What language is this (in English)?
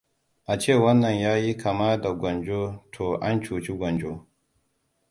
Hausa